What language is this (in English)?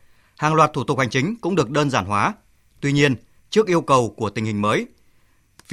Vietnamese